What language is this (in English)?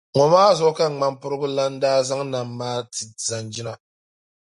Dagbani